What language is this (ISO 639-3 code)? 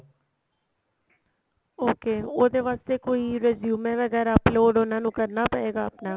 pan